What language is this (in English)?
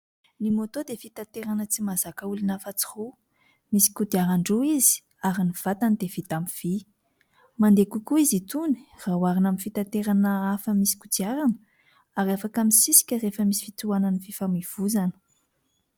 Malagasy